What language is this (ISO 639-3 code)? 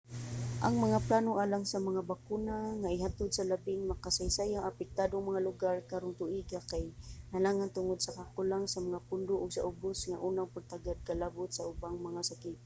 ceb